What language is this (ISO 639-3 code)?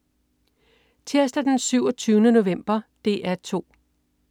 dan